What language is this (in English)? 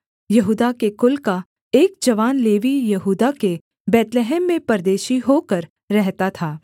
Hindi